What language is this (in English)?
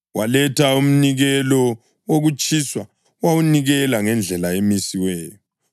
North Ndebele